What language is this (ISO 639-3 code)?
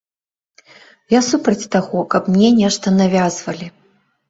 bel